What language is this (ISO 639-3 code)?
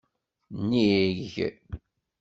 kab